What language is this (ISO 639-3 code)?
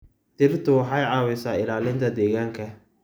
som